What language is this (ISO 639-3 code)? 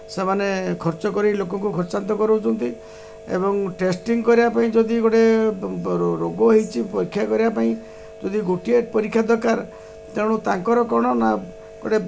ori